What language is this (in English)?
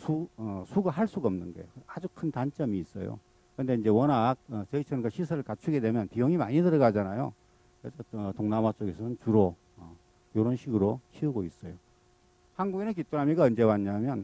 Korean